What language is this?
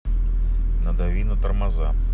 Russian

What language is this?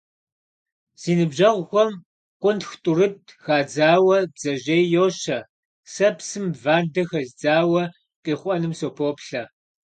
Kabardian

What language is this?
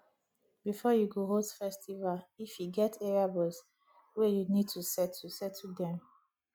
Nigerian Pidgin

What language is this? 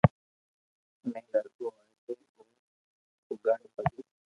Loarki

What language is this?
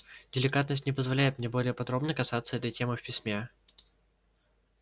Russian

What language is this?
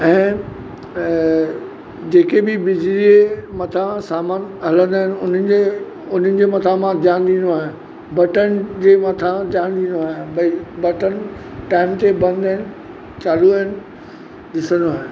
Sindhi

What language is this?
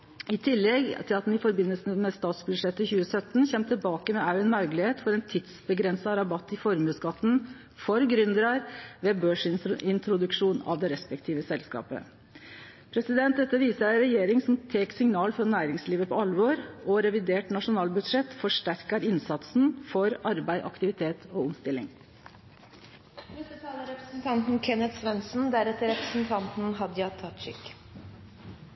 Norwegian Nynorsk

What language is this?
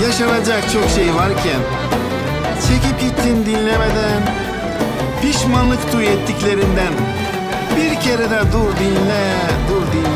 Turkish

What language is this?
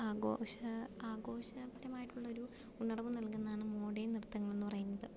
Malayalam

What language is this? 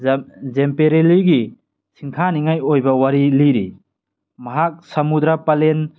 Manipuri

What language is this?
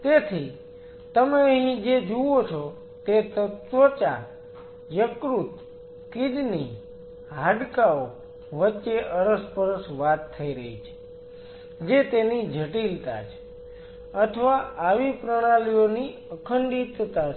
Gujarati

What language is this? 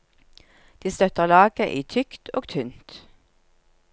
Norwegian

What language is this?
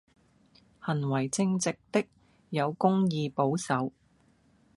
Cantonese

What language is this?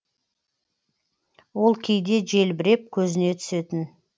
Kazakh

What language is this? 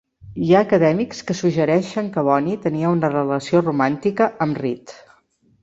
Catalan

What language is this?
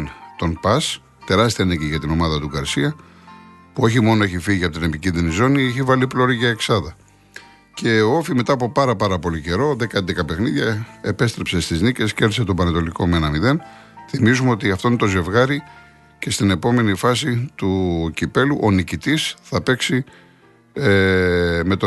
Greek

